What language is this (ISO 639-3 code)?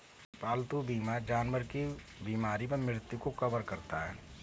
hin